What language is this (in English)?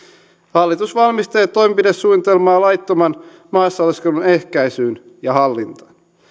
Finnish